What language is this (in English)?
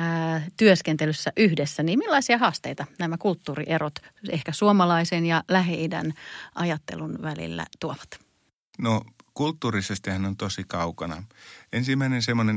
Finnish